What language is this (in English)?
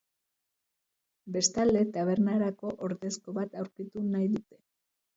Basque